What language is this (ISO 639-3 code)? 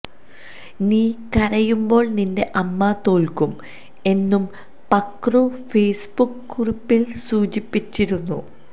mal